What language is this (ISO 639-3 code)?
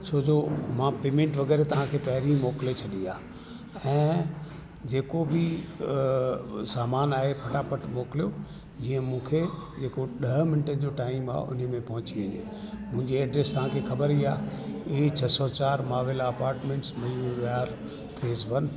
snd